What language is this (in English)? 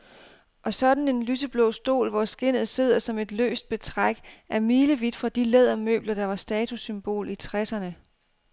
Danish